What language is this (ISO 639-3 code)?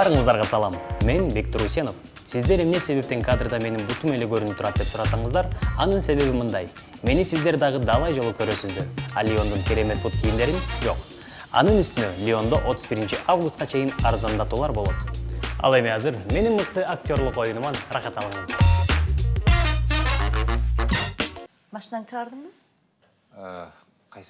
rus